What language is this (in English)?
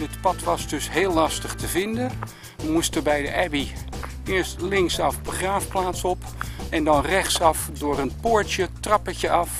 Dutch